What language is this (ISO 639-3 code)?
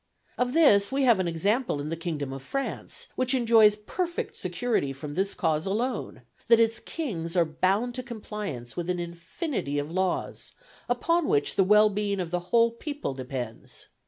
eng